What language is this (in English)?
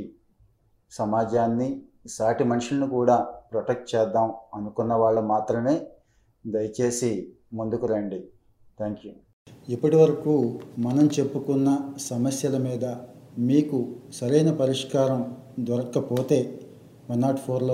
Telugu